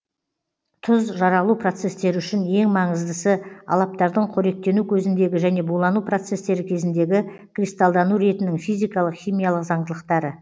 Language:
Kazakh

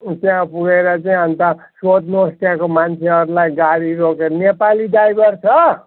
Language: Nepali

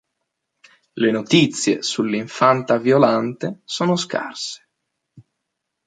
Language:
Italian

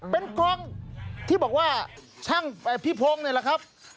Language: Thai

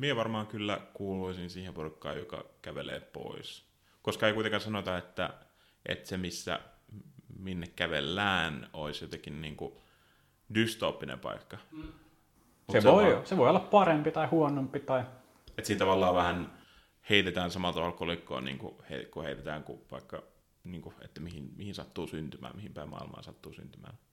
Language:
Finnish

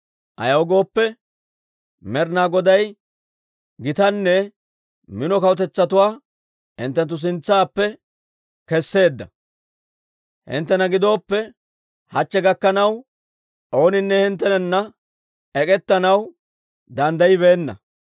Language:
Dawro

